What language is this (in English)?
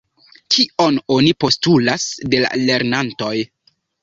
Esperanto